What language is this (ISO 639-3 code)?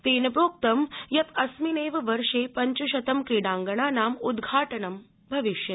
san